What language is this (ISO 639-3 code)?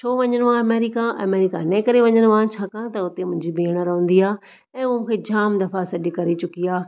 snd